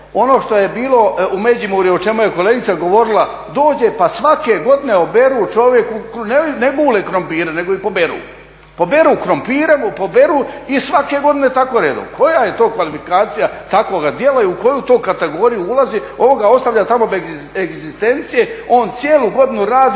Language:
Croatian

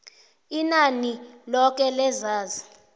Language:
South Ndebele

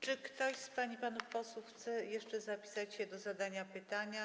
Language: Polish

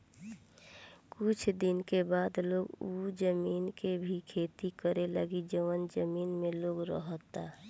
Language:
Bhojpuri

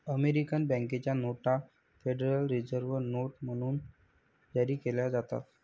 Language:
Marathi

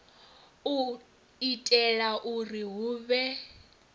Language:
Venda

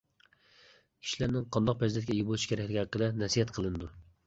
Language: Uyghur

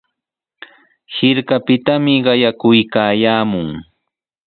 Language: Sihuas Ancash Quechua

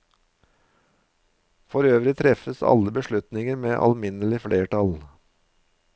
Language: Norwegian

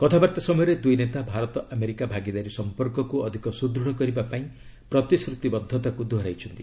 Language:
Odia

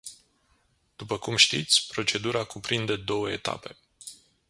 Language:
Romanian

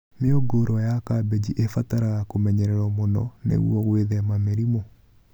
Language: Kikuyu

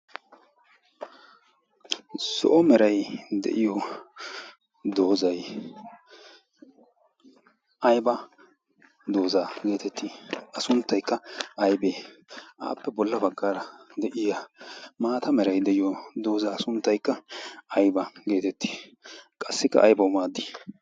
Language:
Wolaytta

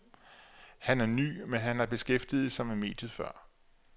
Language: Danish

